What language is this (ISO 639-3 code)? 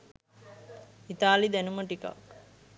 sin